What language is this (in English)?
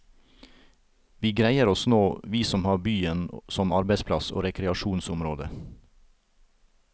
Norwegian